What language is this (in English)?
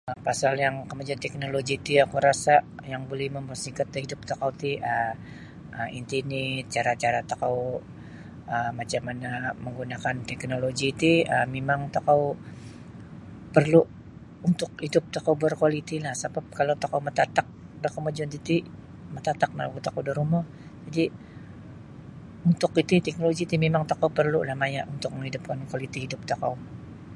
Sabah Bisaya